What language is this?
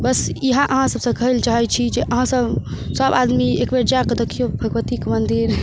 Maithili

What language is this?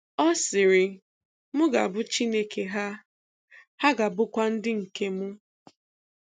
Igbo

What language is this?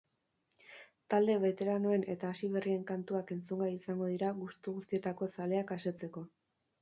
Basque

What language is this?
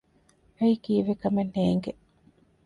Divehi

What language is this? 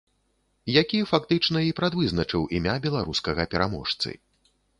Belarusian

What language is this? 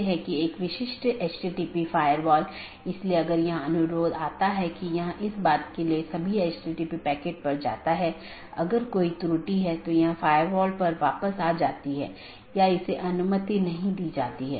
Hindi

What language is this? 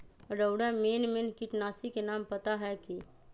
Magahi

